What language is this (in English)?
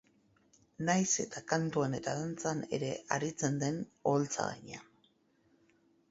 Basque